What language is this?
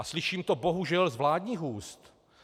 Czech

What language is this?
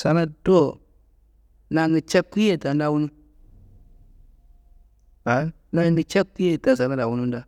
Kanembu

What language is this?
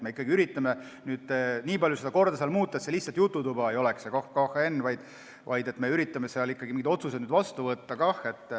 Estonian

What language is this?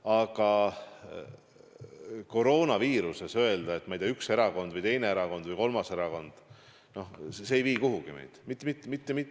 Estonian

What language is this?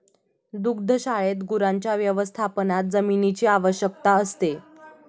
Marathi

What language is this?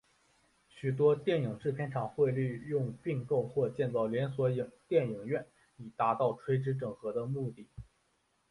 Chinese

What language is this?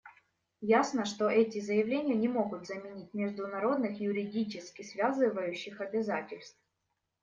Russian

